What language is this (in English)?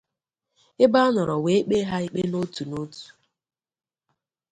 Igbo